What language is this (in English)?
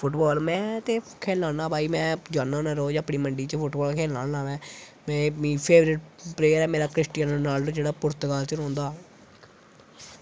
Dogri